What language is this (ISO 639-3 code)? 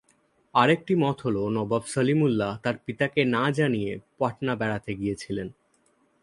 ben